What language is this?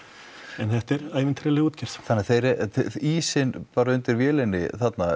Icelandic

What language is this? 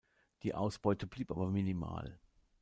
German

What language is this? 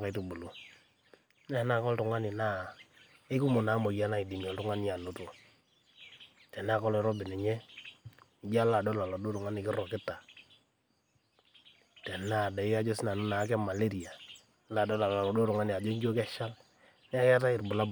Masai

